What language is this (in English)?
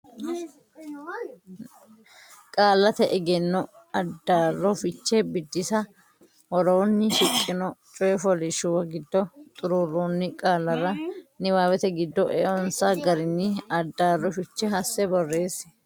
Sidamo